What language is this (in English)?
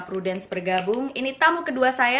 Indonesian